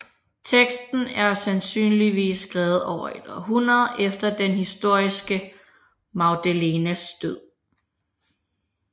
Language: Danish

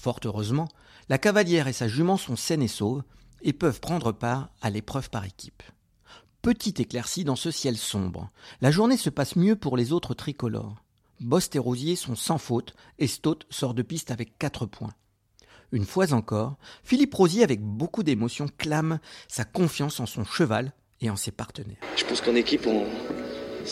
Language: French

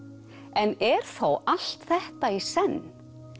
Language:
Icelandic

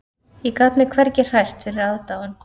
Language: Icelandic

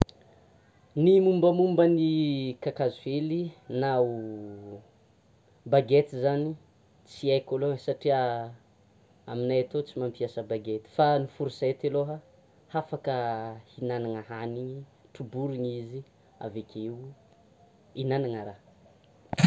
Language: Tsimihety Malagasy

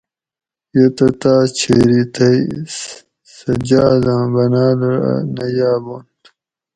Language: Gawri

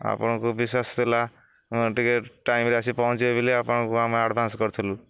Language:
Odia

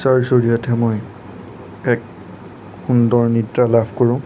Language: Assamese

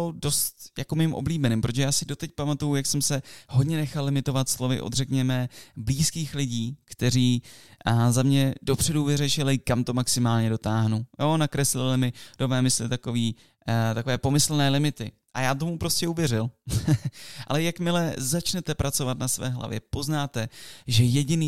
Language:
Czech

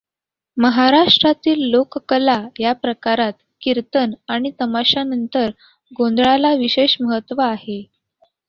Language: Marathi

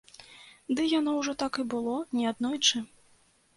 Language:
Belarusian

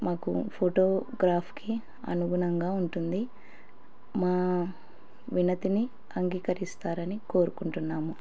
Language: Telugu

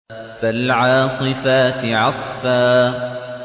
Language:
Arabic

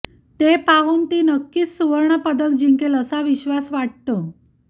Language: Marathi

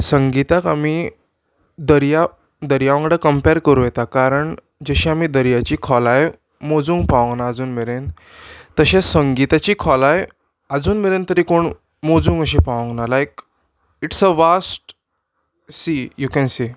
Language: Konkani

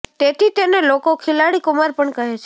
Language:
Gujarati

